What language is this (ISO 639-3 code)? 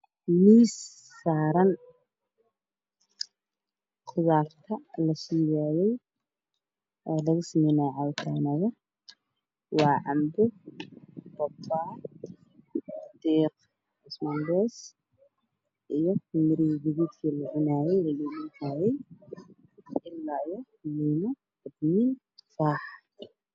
som